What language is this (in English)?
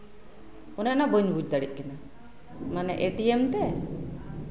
Santali